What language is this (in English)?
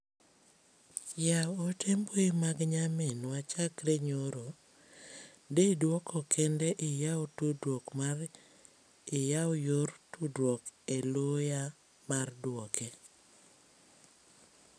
Luo (Kenya and Tanzania)